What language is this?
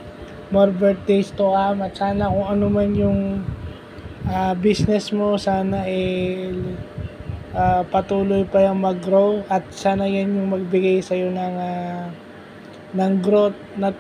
Filipino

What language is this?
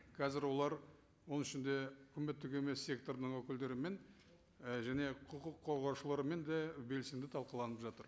Kazakh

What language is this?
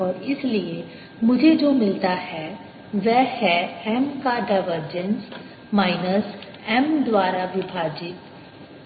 Hindi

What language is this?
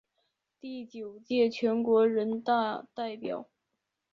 Chinese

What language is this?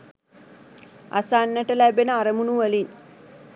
Sinhala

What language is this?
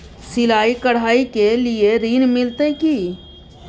Maithili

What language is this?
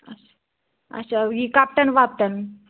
Kashmiri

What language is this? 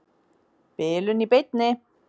Icelandic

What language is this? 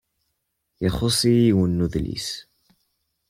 Kabyle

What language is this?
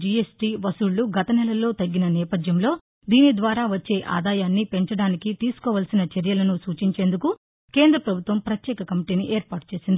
Telugu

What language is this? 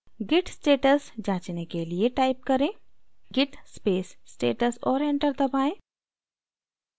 Hindi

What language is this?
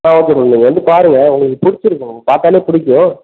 Tamil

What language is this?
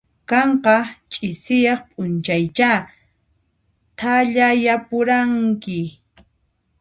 Puno Quechua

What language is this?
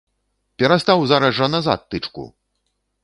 Belarusian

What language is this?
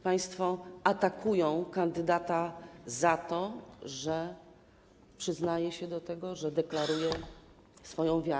Polish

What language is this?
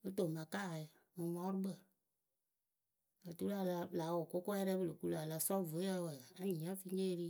Akebu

